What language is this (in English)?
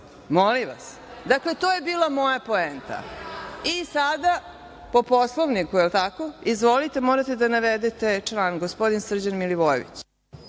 Serbian